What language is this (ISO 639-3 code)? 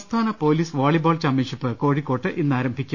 mal